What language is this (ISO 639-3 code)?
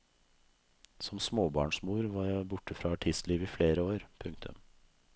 nor